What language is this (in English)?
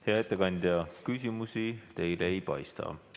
Estonian